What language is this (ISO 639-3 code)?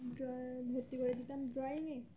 ben